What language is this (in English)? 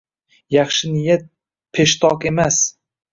Uzbek